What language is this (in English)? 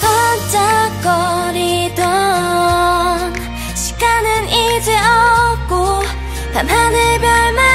Korean